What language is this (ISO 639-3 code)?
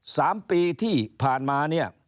tha